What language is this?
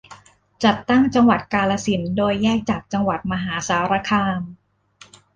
Thai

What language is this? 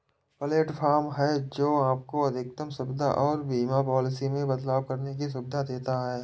Hindi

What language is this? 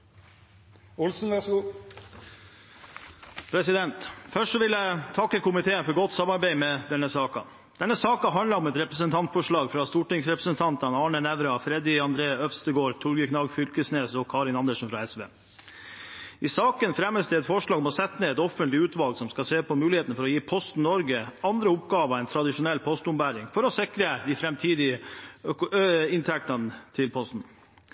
Norwegian Bokmål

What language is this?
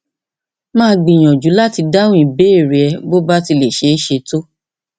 Yoruba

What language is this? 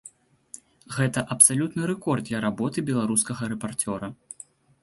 Belarusian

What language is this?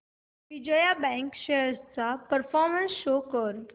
Marathi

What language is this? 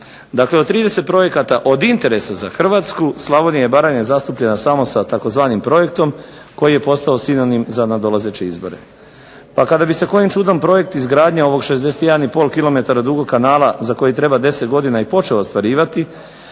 Croatian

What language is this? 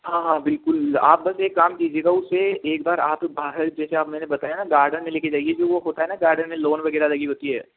Hindi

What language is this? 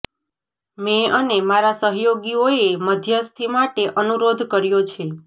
Gujarati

